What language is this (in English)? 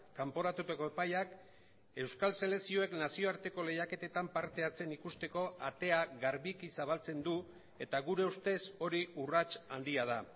Basque